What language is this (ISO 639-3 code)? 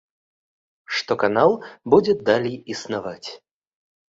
bel